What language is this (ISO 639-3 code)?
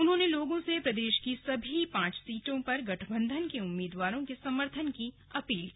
hin